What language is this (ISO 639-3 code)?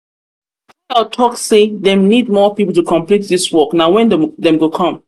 pcm